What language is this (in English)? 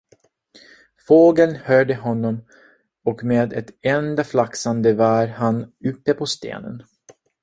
Swedish